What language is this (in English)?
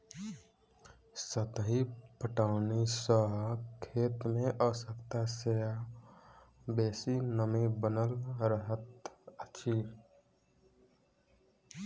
Maithili